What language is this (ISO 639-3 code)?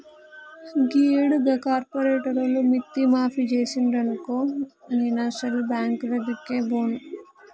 tel